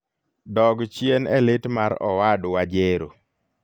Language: Luo (Kenya and Tanzania)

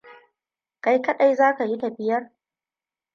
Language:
Hausa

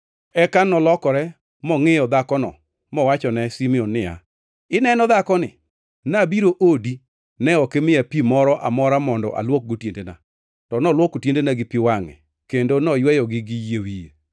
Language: Luo (Kenya and Tanzania)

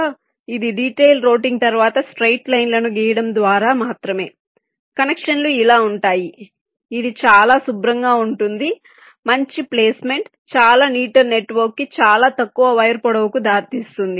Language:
Telugu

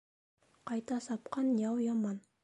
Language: Bashkir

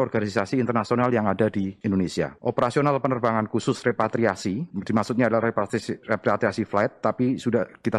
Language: Indonesian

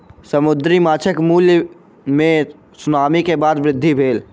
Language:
Maithili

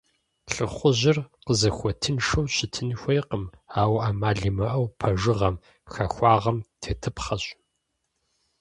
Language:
Kabardian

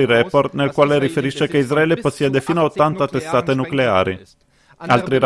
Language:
Italian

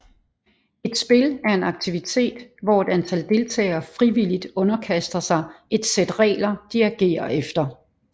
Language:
Danish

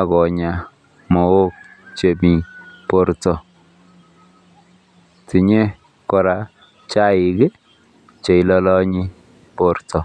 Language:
Kalenjin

